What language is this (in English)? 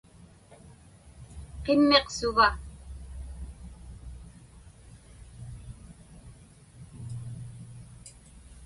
Inupiaq